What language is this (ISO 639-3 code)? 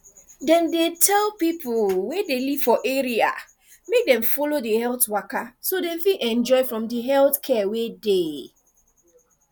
pcm